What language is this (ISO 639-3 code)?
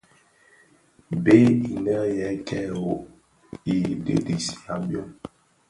ksf